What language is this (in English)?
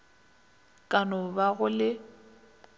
Northern Sotho